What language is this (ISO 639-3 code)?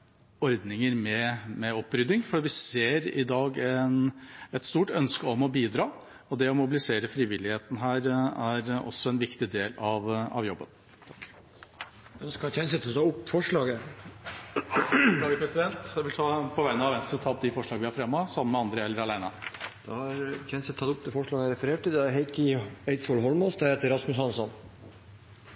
nor